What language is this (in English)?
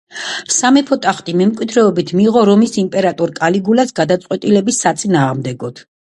Georgian